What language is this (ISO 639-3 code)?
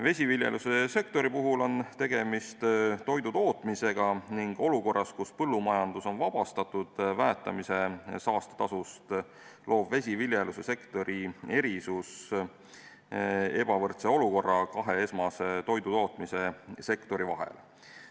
est